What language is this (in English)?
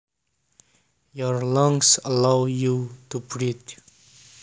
Javanese